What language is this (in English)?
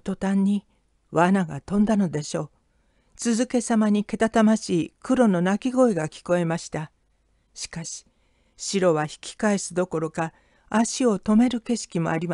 Japanese